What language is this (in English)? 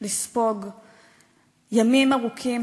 Hebrew